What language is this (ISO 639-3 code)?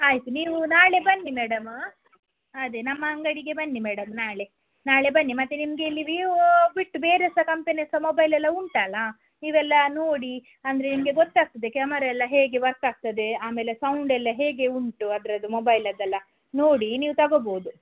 kan